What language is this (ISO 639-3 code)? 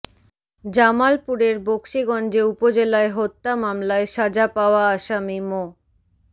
ben